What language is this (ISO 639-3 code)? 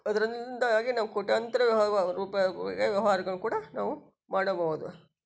kan